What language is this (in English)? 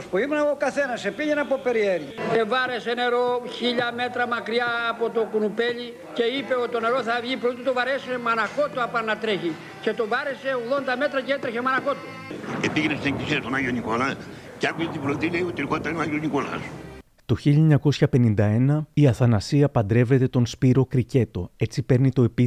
Greek